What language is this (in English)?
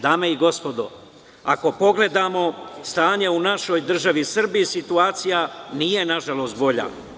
Serbian